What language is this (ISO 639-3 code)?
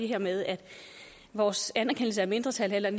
dan